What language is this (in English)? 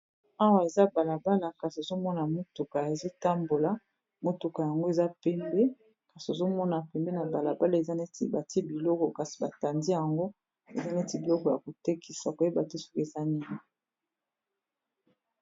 Lingala